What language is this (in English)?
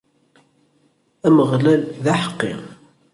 Kabyle